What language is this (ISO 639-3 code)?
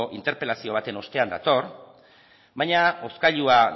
eus